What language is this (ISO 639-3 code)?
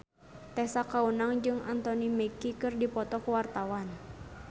sun